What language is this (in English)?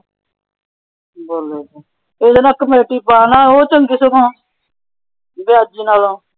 Punjabi